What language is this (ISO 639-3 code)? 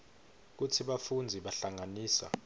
ssw